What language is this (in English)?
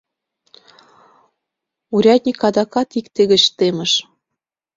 Mari